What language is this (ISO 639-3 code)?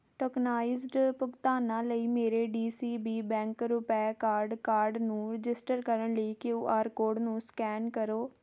pan